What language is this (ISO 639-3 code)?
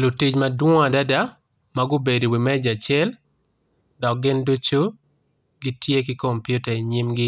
ach